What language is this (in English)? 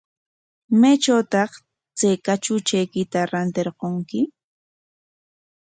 Corongo Ancash Quechua